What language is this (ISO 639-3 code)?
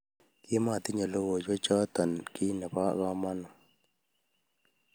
kln